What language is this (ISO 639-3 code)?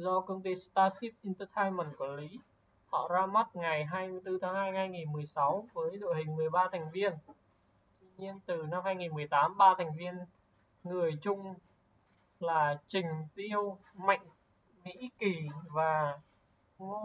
vie